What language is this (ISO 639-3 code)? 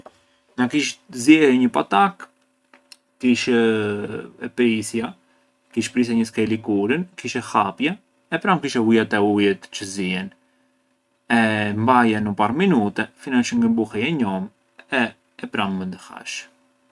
aae